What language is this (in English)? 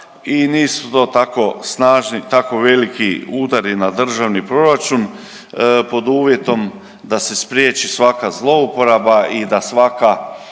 Croatian